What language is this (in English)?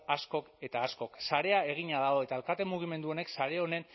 Basque